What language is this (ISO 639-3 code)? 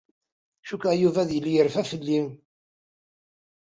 kab